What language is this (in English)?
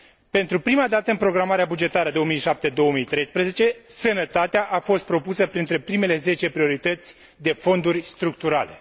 Romanian